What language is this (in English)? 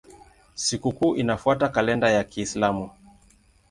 Swahili